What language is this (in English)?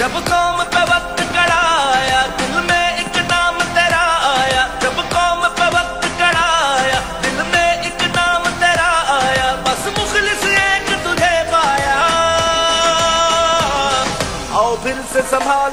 Arabic